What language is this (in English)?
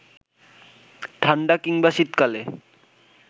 Bangla